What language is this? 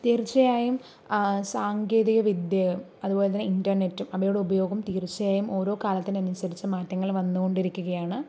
Malayalam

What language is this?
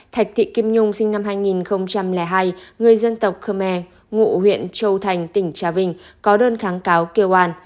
Vietnamese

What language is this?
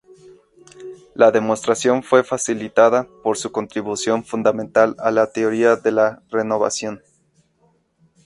Spanish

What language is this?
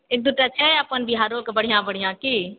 Maithili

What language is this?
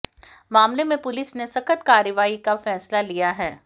Hindi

